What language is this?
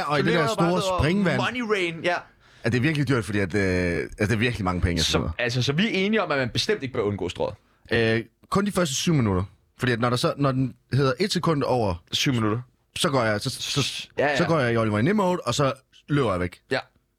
Danish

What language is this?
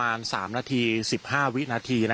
Thai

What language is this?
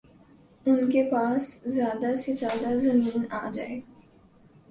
Urdu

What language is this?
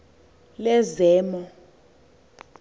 Xhosa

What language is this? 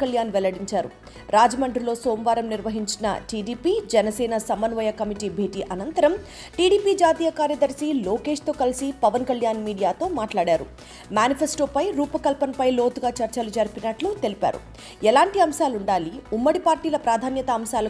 Telugu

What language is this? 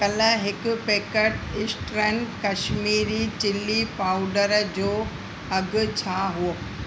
Sindhi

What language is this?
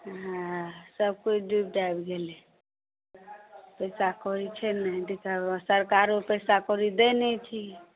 Maithili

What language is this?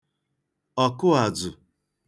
Igbo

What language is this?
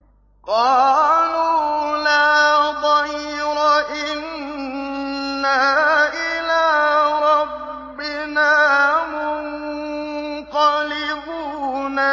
Arabic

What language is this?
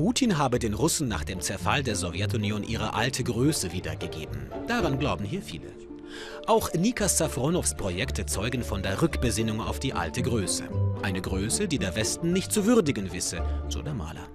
German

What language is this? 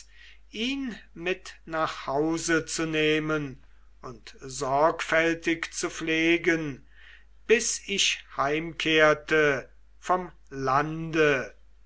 German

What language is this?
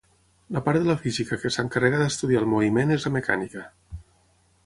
Catalan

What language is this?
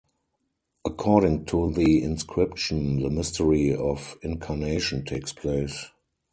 English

